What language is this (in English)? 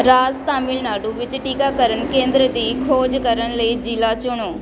Punjabi